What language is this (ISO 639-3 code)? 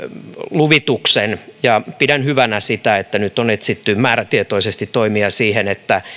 fin